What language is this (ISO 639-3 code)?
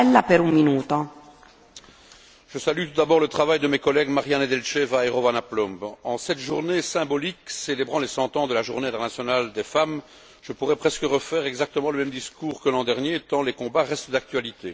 fra